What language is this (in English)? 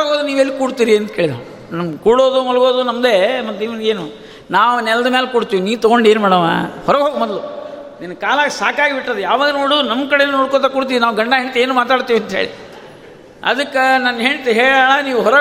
Kannada